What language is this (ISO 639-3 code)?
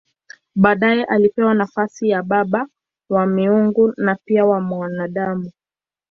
swa